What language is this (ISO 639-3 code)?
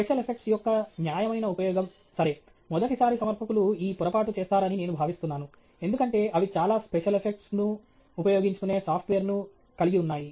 tel